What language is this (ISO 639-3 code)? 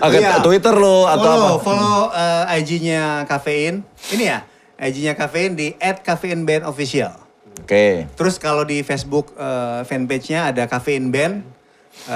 ind